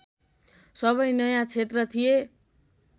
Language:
Nepali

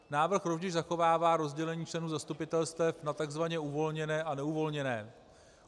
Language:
Czech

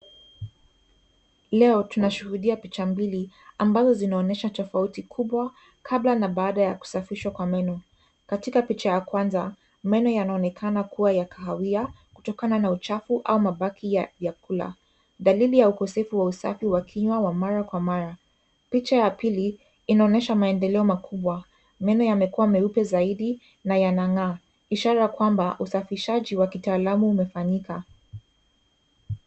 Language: Swahili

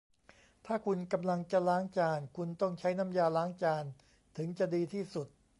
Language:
Thai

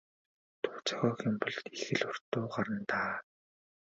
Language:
Mongolian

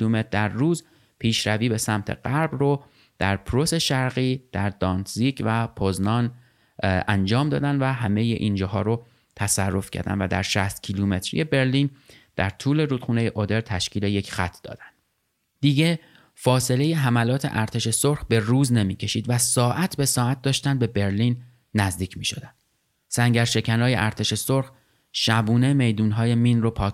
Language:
Persian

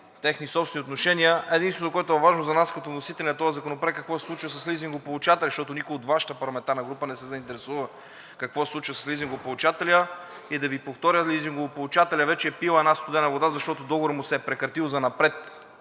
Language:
Bulgarian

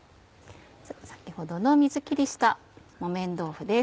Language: Japanese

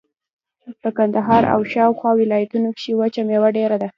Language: Pashto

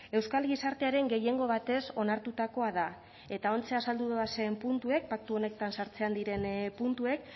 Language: Basque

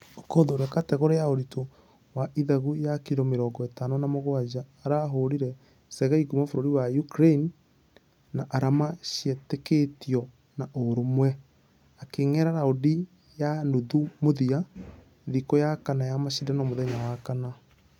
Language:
Kikuyu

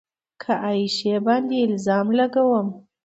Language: Pashto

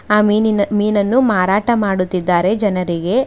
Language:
Kannada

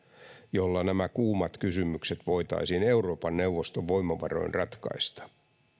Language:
Finnish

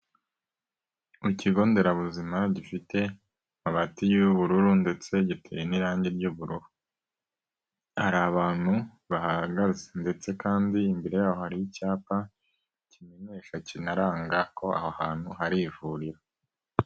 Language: Kinyarwanda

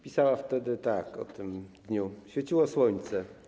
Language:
Polish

